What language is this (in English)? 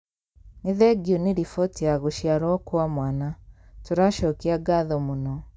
Kikuyu